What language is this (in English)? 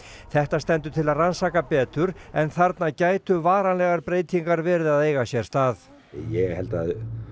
Icelandic